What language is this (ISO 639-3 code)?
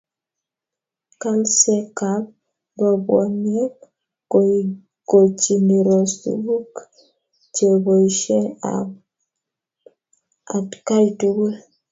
kln